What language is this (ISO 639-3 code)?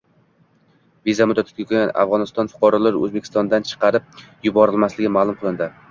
uzb